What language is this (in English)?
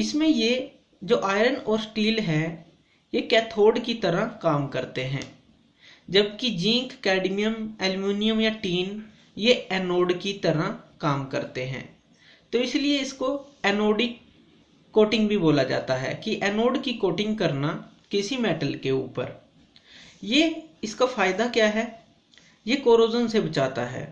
Hindi